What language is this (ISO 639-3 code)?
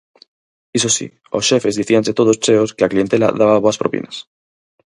glg